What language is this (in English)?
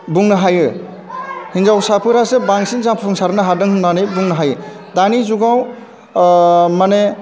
Bodo